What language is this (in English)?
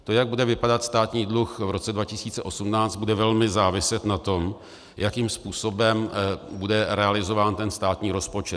Czech